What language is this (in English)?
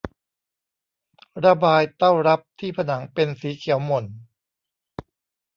Thai